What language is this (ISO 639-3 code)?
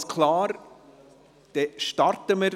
gsw